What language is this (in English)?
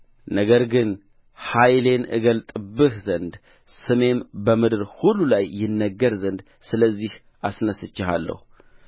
Amharic